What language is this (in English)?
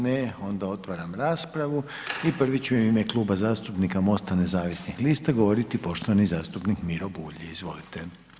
Croatian